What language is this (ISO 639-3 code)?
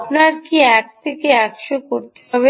ben